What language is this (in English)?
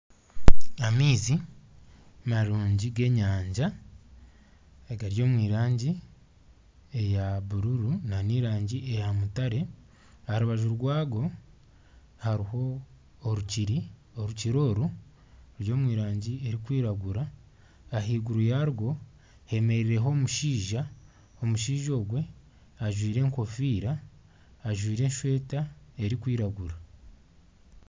Nyankole